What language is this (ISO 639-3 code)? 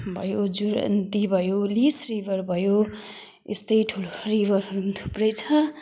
nep